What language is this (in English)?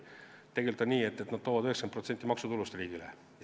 Estonian